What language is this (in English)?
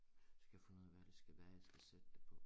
Danish